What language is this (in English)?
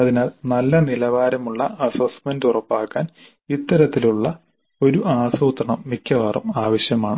Malayalam